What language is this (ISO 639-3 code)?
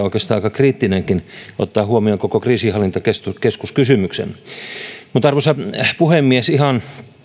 fin